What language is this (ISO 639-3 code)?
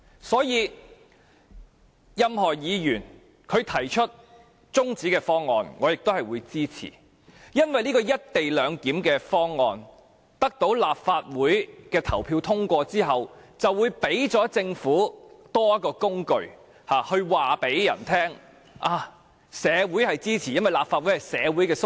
yue